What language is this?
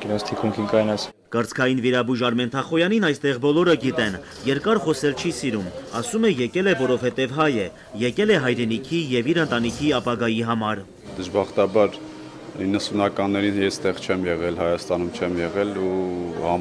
Turkish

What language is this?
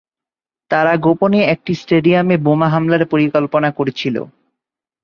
Bangla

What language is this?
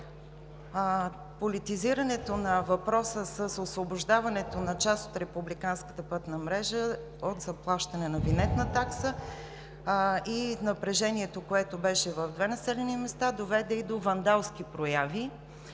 Bulgarian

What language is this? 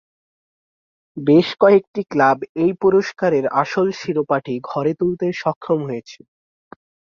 Bangla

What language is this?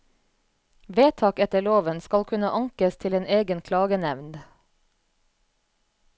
Norwegian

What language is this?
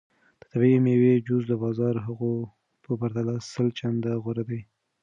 Pashto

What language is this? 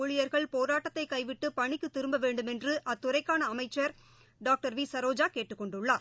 Tamil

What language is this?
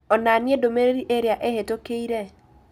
Kikuyu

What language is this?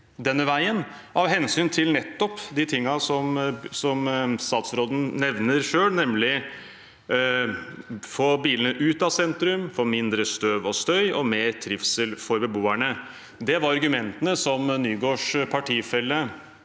Norwegian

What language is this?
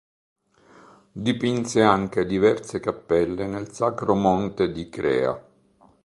Italian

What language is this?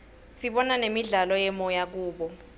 Swati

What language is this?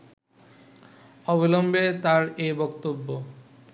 Bangla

